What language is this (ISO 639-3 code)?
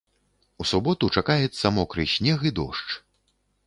bel